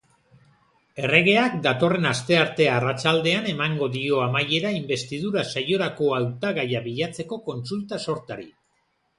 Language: Basque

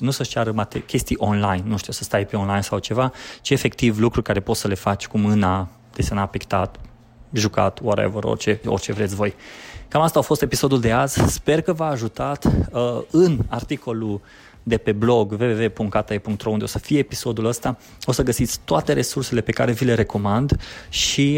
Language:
Romanian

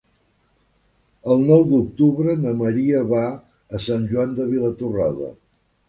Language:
Catalan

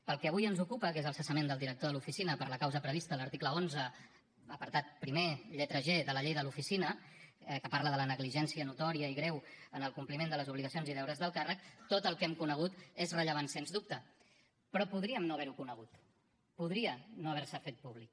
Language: Catalan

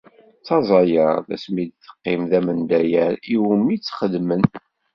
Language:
Kabyle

